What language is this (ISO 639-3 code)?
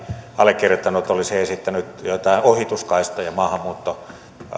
fin